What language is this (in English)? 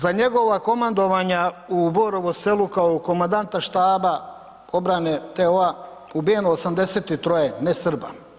Croatian